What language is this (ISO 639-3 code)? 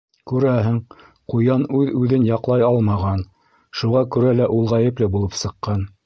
bak